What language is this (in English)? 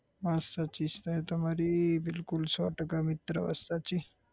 Gujarati